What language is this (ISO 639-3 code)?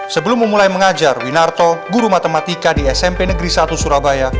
ind